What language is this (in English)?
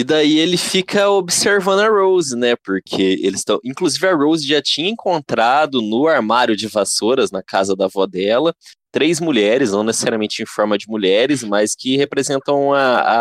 Portuguese